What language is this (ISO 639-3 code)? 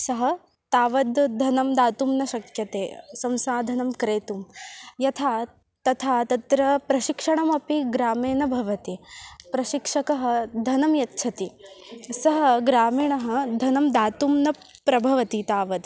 san